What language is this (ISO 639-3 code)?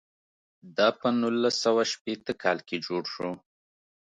pus